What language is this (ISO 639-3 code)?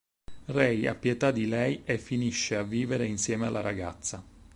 ita